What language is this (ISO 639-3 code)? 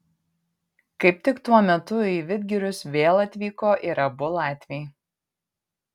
lit